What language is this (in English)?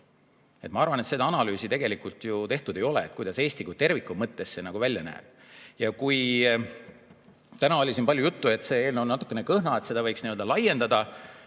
Estonian